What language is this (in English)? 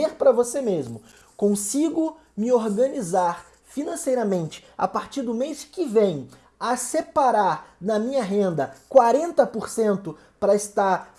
Portuguese